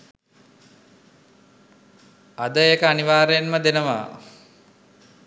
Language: Sinhala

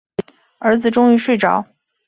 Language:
Chinese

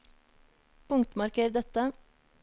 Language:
Norwegian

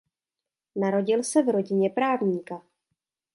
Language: Czech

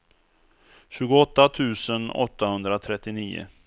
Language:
Swedish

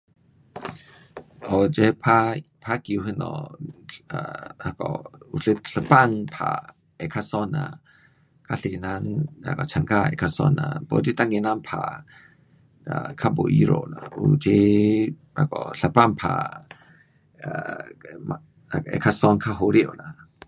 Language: Pu-Xian Chinese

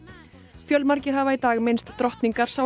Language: Icelandic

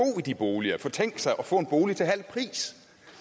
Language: Danish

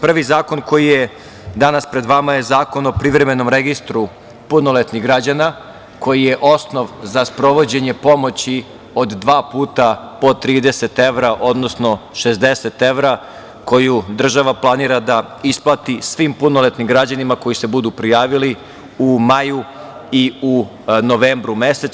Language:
Serbian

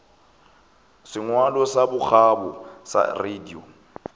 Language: Northern Sotho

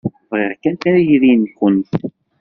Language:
Kabyle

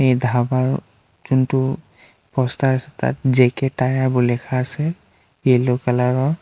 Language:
Assamese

